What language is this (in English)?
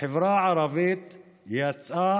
Hebrew